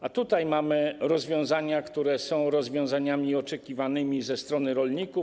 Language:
Polish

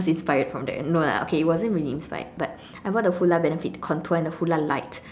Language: English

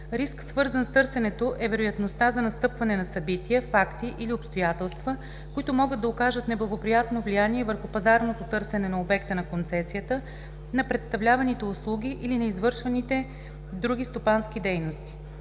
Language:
Bulgarian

